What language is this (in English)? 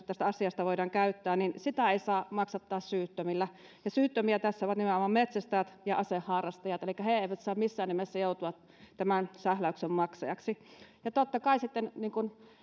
Finnish